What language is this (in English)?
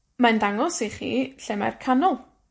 Welsh